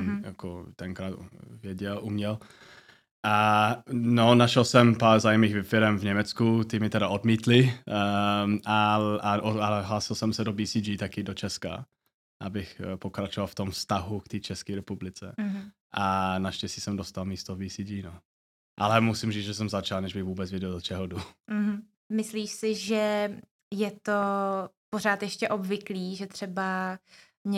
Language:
Czech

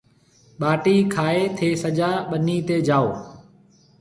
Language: Marwari (Pakistan)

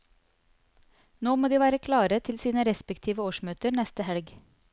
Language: Norwegian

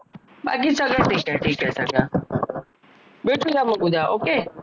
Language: Marathi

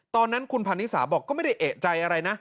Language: Thai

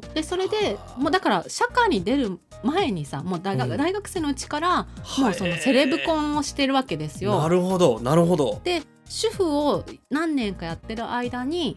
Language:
Japanese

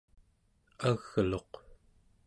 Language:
Central Yupik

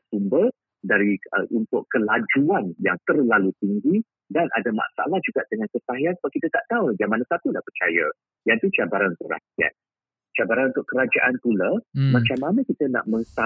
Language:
Malay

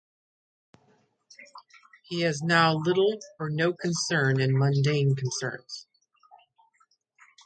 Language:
English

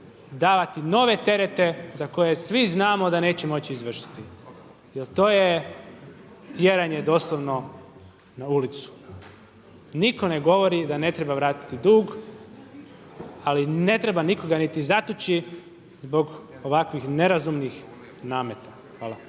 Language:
Croatian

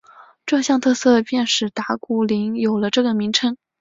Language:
Chinese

